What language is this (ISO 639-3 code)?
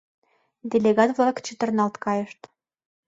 chm